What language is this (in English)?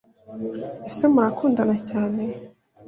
Kinyarwanda